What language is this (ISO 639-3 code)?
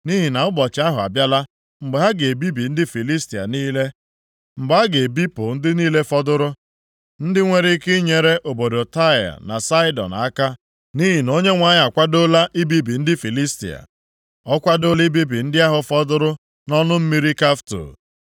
ibo